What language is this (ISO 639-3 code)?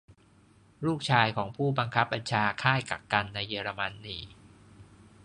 tha